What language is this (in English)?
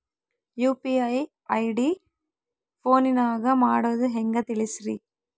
Kannada